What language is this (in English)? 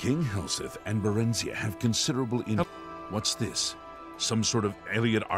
Japanese